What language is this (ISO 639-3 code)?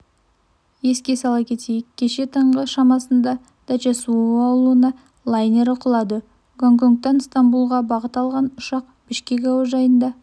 kaz